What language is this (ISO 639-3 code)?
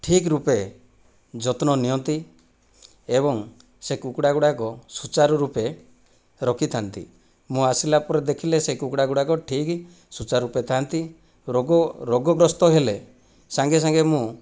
ori